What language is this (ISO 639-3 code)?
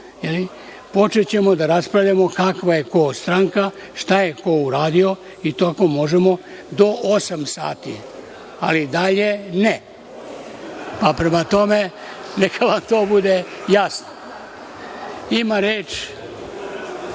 srp